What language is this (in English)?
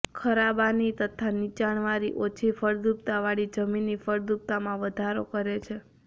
Gujarati